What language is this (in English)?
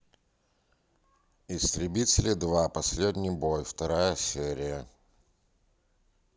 Russian